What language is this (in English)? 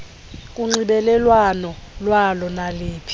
Xhosa